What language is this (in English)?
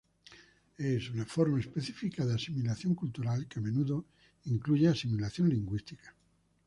Spanish